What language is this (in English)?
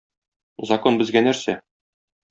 Tatar